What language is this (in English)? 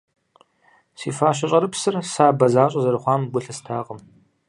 Kabardian